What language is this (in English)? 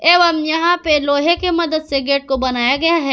Hindi